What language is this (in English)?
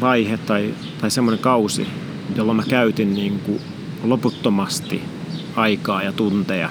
Finnish